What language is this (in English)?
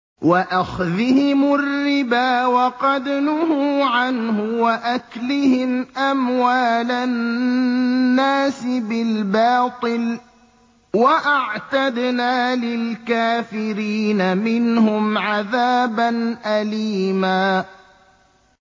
Arabic